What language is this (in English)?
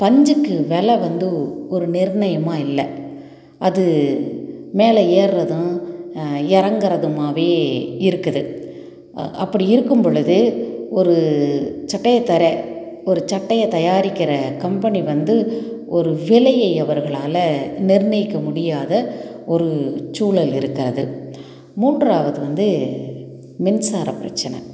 Tamil